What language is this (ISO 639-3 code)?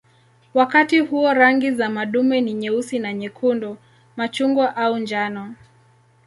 swa